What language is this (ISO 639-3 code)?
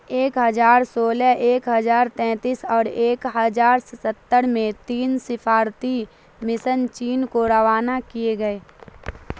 urd